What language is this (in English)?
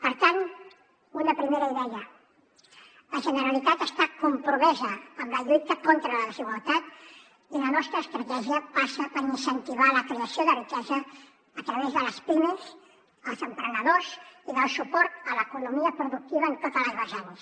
Catalan